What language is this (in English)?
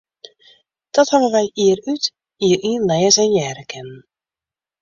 Western Frisian